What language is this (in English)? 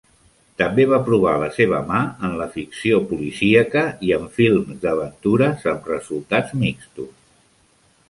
Catalan